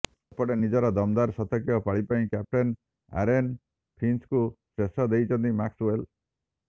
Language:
Odia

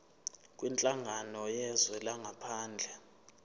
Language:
Zulu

